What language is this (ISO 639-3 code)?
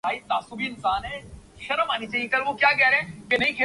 urd